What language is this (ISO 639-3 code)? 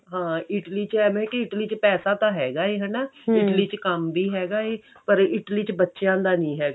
pan